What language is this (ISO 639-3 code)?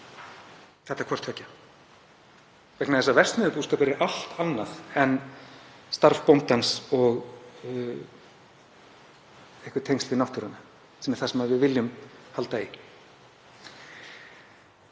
isl